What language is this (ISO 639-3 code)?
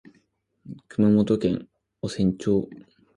jpn